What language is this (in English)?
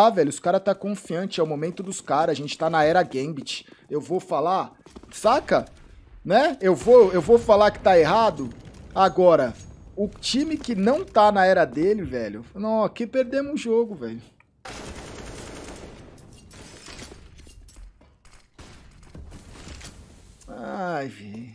Portuguese